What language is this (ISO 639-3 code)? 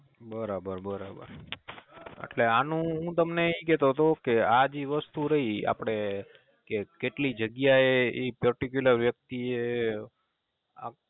guj